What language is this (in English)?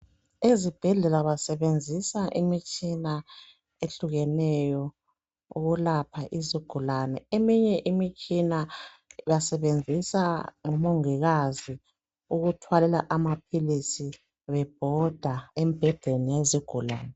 North Ndebele